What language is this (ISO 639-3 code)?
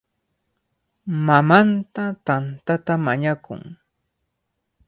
qvl